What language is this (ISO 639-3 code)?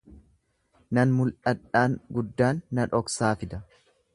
orm